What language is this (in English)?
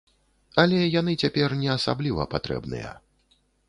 Belarusian